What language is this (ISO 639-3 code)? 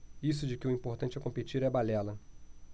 por